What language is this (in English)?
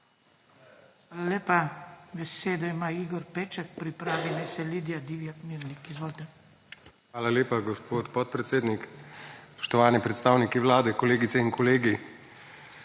Slovenian